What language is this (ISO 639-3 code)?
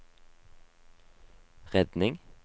nor